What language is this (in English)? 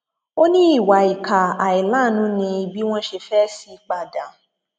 Yoruba